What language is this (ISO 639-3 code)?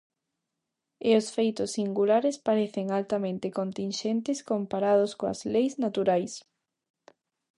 glg